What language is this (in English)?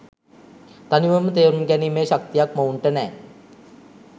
Sinhala